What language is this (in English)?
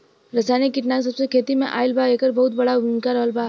Bhojpuri